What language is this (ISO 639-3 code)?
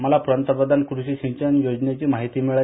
mar